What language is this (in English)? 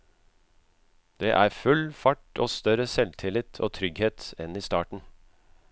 Norwegian